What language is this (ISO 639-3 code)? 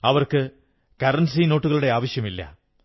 mal